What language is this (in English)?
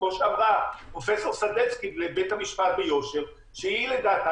Hebrew